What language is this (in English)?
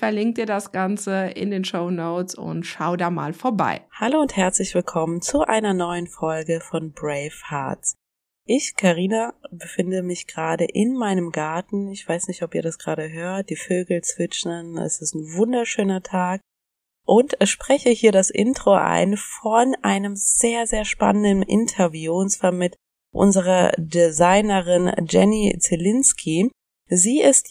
German